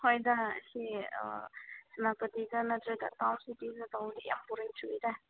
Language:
Manipuri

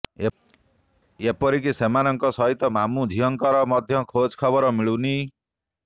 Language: Odia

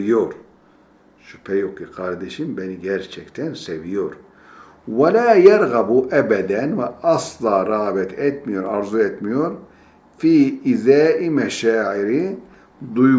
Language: Turkish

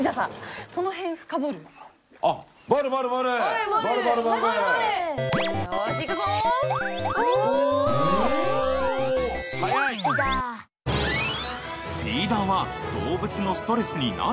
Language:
Japanese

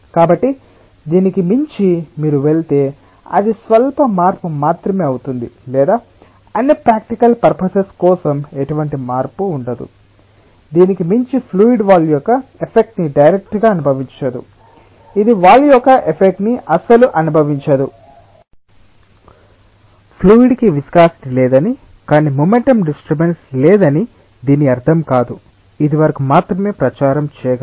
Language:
Telugu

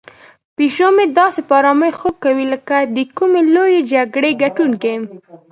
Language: Pashto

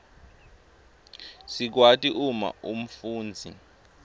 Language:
Swati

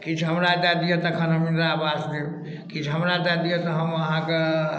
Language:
Maithili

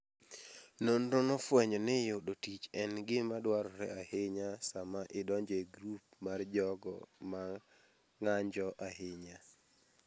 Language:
Luo (Kenya and Tanzania)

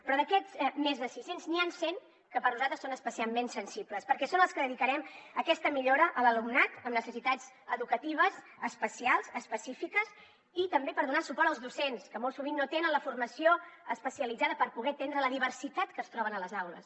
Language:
Catalan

